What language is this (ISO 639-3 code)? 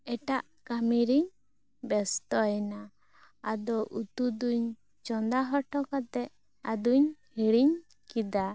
sat